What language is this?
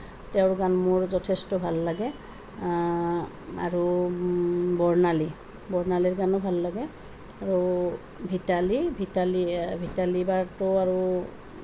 Assamese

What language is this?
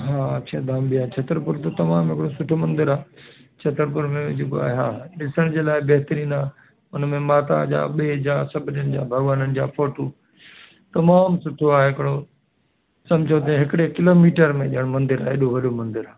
Sindhi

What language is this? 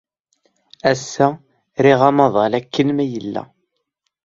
Kabyle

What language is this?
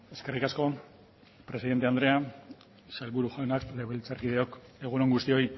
Basque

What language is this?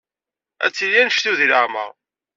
Kabyle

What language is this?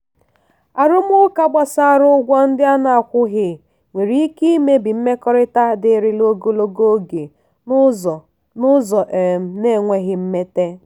Igbo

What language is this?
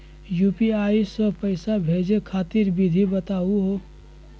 Magahi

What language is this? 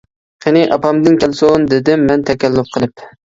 Uyghur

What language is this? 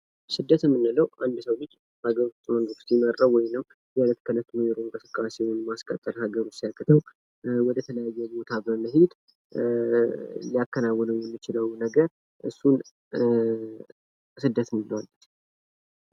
Amharic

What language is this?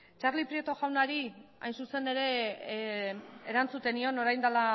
Basque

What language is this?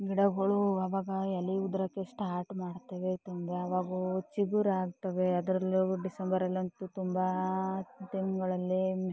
Kannada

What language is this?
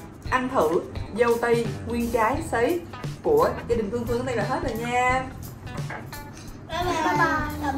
Vietnamese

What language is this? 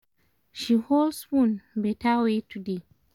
Nigerian Pidgin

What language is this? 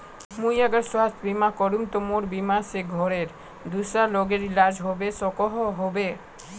Magahi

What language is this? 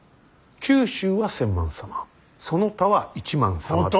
Japanese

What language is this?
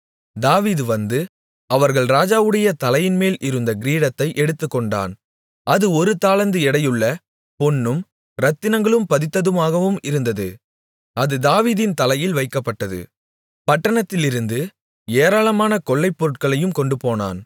Tamil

